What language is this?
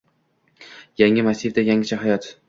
Uzbek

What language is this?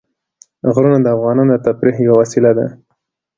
Pashto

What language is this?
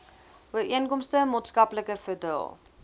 Afrikaans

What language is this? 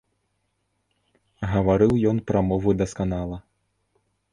Belarusian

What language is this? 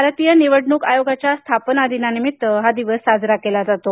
Marathi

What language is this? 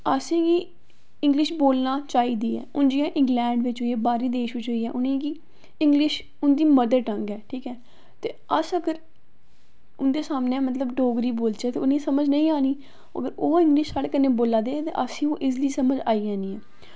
Dogri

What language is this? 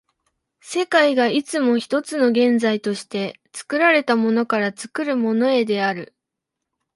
Japanese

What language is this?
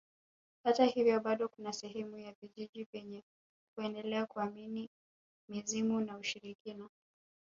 Swahili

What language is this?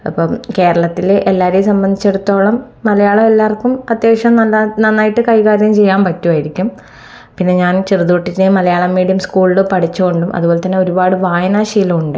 Malayalam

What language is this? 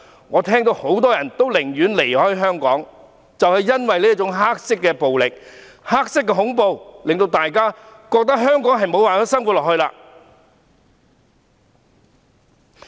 Cantonese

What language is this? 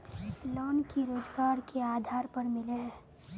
Magahi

